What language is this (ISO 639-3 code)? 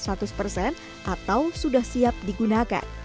ind